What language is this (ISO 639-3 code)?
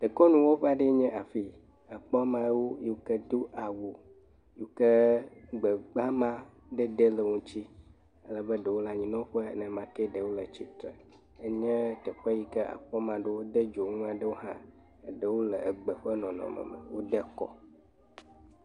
ewe